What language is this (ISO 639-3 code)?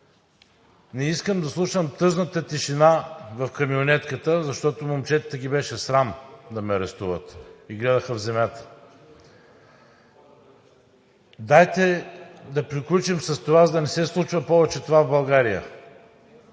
bul